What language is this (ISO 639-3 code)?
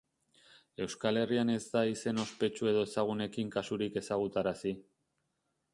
eus